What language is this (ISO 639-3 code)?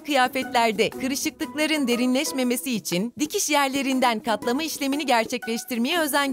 tur